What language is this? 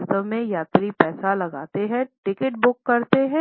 Hindi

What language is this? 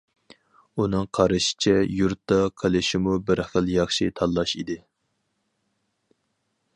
Uyghur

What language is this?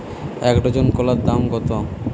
Bangla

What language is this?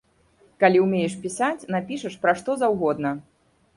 Belarusian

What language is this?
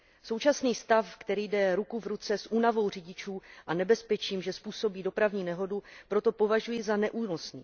Czech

